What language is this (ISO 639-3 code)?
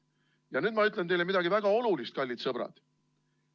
est